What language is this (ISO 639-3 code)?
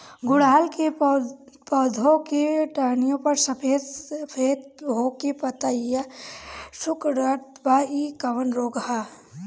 bho